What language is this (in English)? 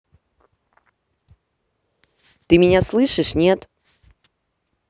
Russian